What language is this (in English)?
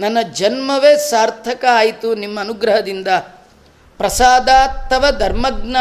Kannada